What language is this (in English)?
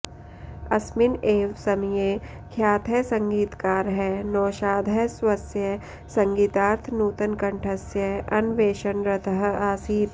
Sanskrit